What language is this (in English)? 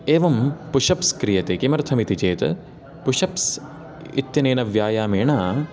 Sanskrit